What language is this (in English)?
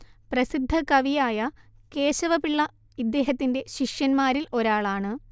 Malayalam